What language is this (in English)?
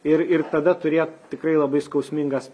Lithuanian